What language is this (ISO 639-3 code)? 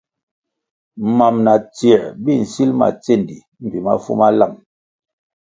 nmg